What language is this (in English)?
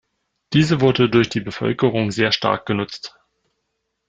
German